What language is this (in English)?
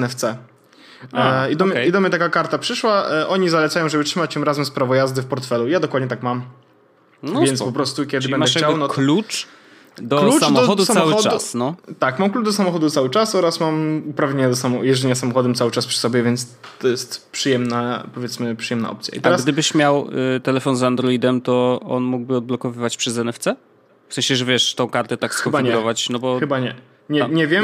Polish